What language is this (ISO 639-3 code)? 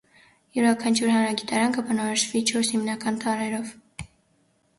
hye